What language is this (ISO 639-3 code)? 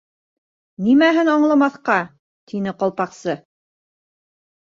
bak